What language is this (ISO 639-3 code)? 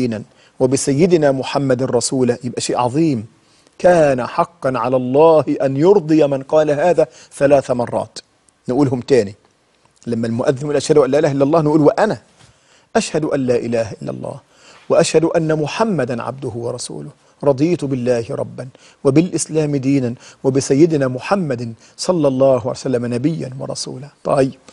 ara